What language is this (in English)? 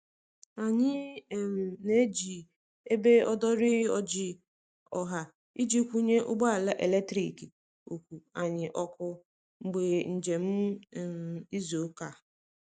Igbo